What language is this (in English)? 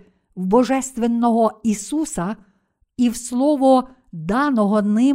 Ukrainian